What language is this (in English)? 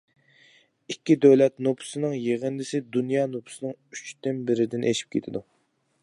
Uyghur